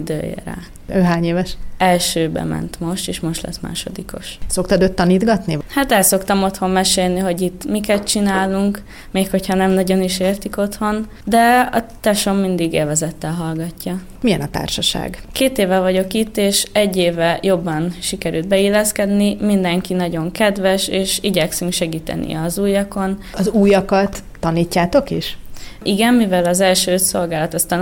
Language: Hungarian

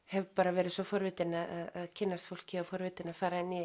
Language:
Icelandic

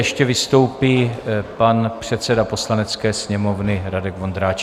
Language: Czech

